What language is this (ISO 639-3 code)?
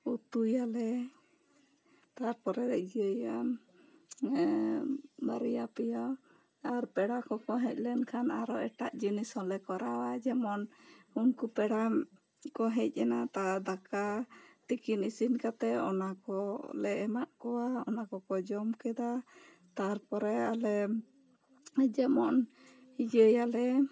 sat